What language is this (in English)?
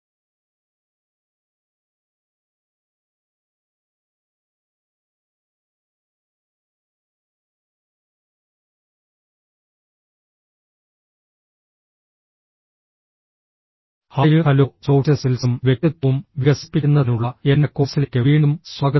Malayalam